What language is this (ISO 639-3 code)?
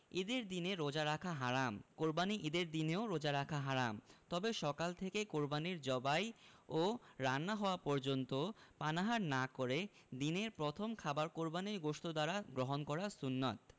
ben